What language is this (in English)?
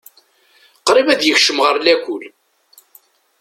Kabyle